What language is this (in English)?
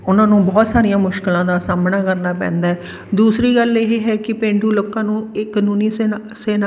Punjabi